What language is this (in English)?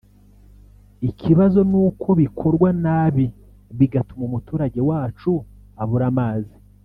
Kinyarwanda